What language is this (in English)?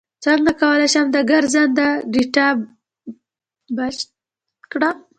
Pashto